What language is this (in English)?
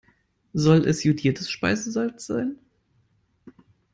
German